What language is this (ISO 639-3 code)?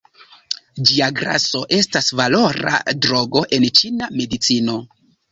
epo